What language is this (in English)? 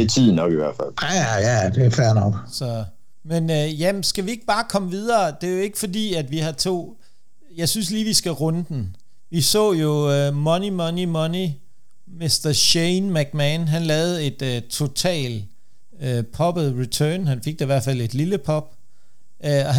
Danish